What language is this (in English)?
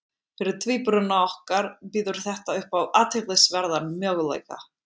Icelandic